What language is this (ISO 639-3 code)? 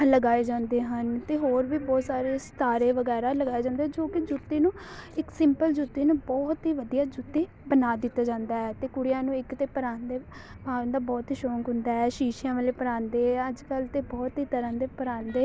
pan